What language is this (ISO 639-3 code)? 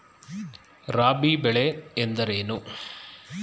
kan